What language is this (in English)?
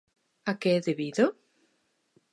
Galician